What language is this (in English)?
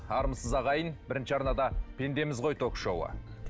Kazakh